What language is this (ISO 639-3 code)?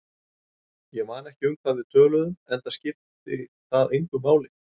isl